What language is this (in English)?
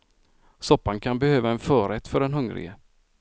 Swedish